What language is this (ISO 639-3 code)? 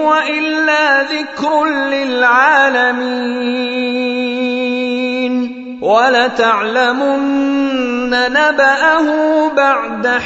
ara